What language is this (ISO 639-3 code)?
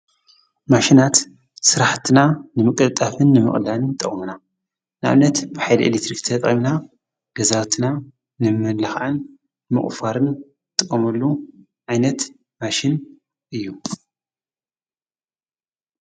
tir